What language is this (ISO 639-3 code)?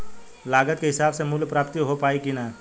bho